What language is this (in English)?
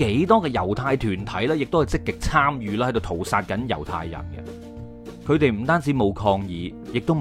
Chinese